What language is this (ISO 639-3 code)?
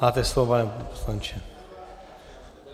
ces